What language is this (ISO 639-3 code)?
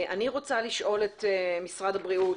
heb